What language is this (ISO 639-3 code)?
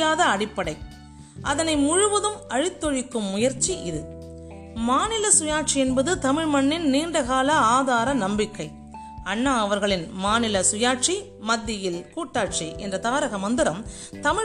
tam